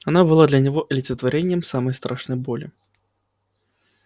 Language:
Russian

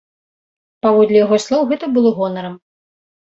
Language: Belarusian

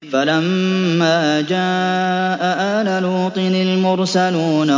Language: Arabic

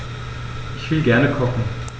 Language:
German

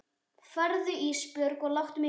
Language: Icelandic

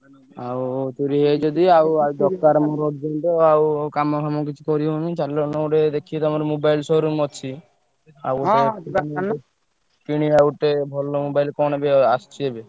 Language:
Odia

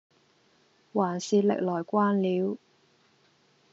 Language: Cantonese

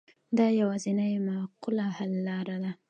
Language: Pashto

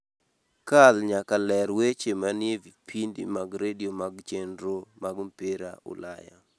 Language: Luo (Kenya and Tanzania)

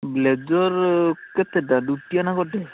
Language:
Odia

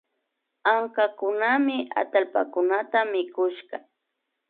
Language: Imbabura Highland Quichua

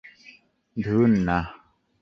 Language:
Bangla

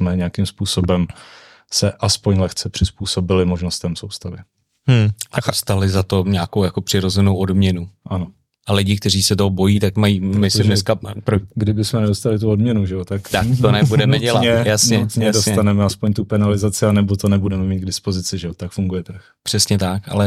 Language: Czech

